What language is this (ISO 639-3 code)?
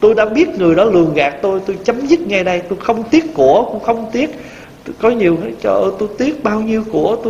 vie